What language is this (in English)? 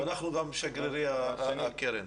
Hebrew